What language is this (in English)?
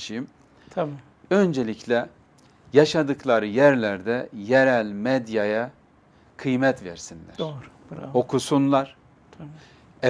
Turkish